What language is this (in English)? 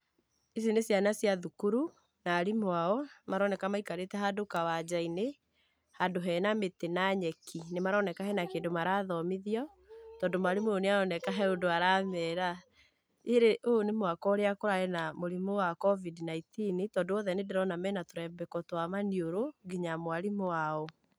Kikuyu